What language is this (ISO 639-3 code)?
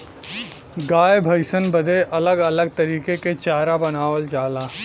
bho